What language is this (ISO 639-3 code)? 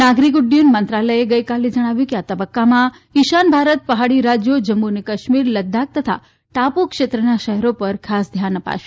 guj